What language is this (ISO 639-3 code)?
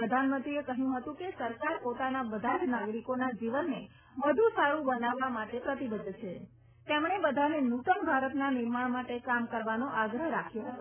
guj